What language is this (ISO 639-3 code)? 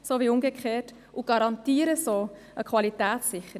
gsw